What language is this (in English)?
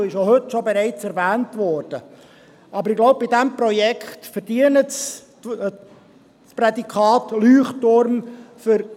Swiss German